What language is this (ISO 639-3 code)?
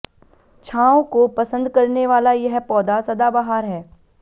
hin